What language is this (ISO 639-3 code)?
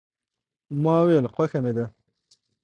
pus